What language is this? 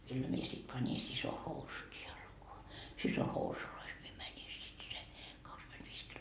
Finnish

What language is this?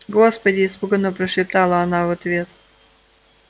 Russian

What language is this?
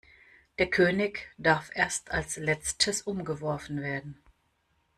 German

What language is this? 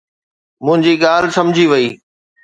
Sindhi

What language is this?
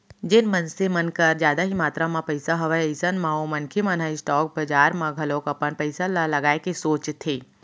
Chhattisgarhi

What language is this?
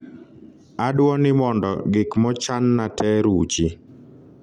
Luo (Kenya and Tanzania)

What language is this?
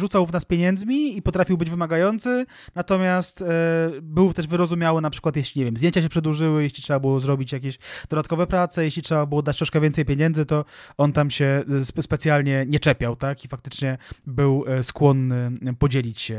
Polish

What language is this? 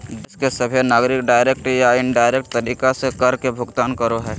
Magahi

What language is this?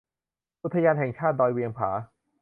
Thai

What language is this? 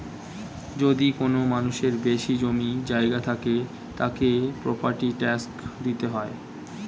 Bangla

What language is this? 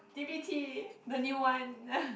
English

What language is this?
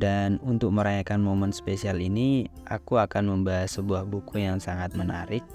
Indonesian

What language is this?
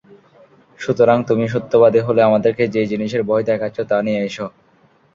Bangla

